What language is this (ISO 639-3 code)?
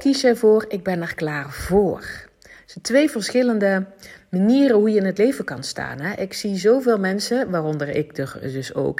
nld